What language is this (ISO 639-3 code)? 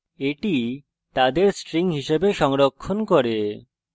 ben